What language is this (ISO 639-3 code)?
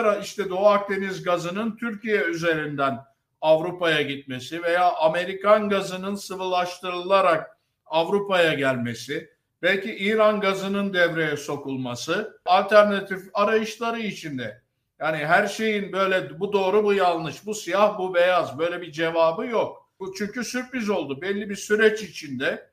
tur